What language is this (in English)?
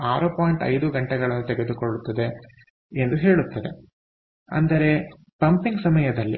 Kannada